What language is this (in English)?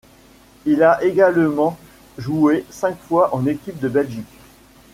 French